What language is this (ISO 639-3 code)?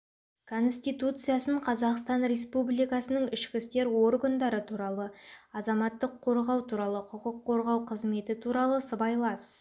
kaz